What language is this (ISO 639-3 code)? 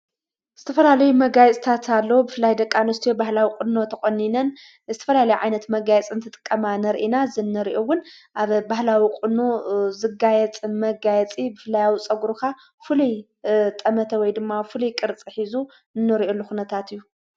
tir